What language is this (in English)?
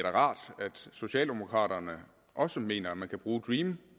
Danish